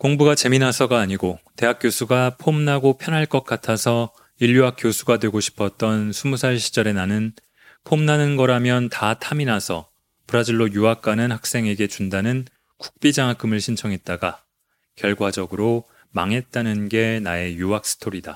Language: Korean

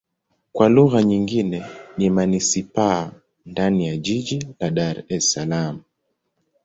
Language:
Swahili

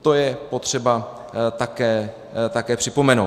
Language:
Czech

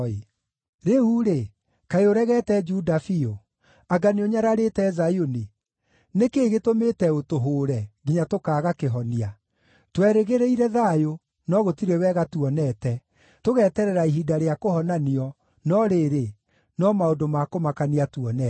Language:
Kikuyu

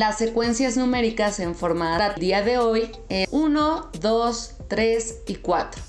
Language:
Spanish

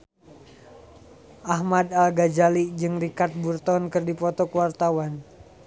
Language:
Sundanese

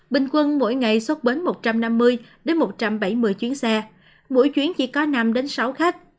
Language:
Vietnamese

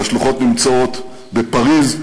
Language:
Hebrew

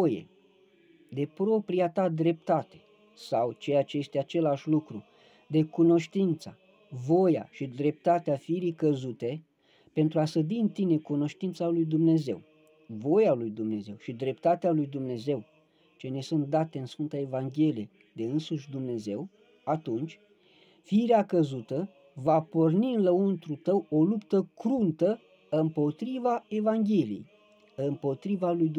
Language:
Romanian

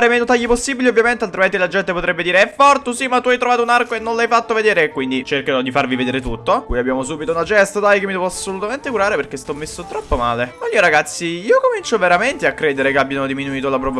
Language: Italian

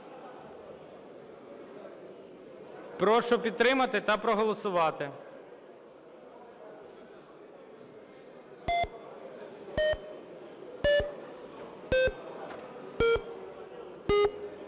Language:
Ukrainian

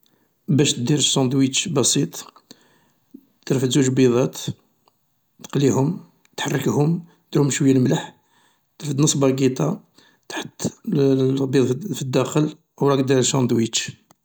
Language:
Algerian Arabic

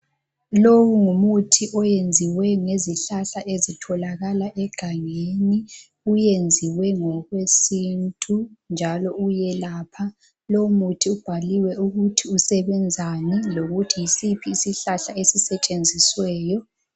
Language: North Ndebele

